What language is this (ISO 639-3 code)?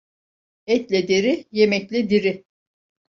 tur